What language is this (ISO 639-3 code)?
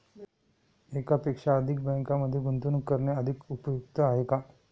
mar